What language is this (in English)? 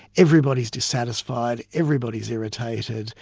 English